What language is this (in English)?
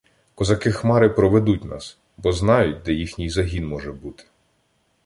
Ukrainian